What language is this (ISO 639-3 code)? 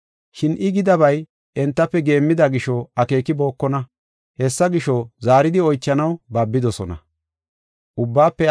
gof